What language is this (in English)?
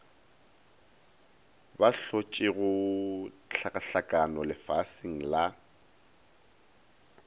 Northern Sotho